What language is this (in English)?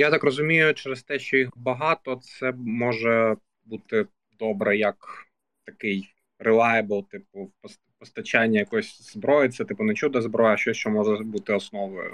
Ukrainian